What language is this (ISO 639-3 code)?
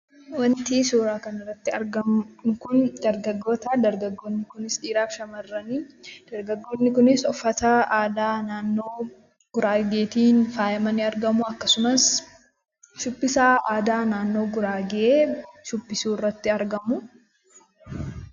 orm